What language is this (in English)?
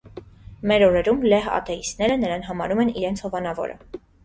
Armenian